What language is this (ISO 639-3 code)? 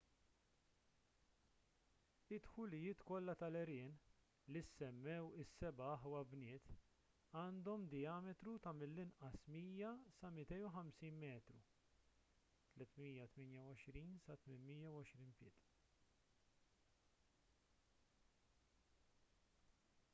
mlt